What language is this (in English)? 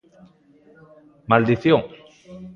Galician